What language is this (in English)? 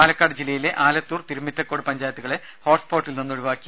Malayalam